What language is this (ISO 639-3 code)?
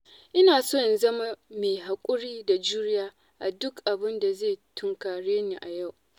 hau